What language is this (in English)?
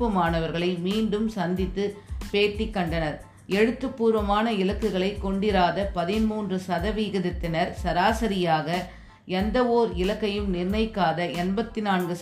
Tamil